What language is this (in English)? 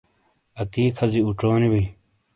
Shina